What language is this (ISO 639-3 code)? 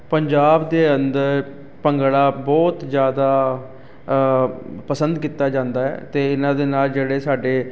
pan